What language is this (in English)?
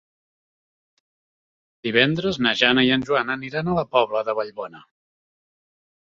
Catalan